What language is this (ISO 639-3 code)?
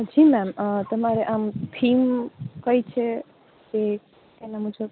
guj